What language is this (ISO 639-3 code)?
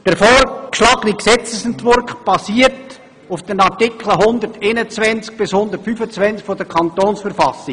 gsw